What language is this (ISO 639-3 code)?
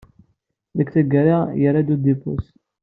kab